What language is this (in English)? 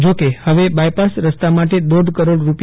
Gujarati